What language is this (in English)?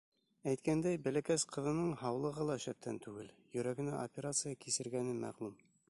Bashkir